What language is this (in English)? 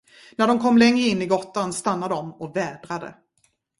Swedish